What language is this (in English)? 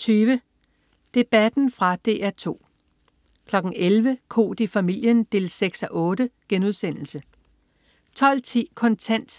Danish